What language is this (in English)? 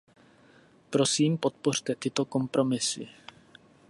Czech